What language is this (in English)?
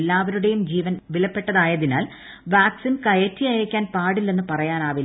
Malayalam